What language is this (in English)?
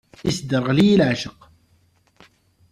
Kabyle